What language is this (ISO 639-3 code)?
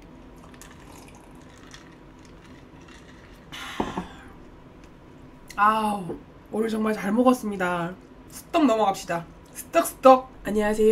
kor